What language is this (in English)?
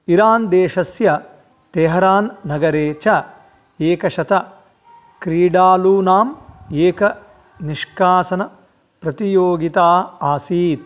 Sanskrit